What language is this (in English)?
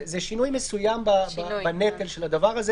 Hebrew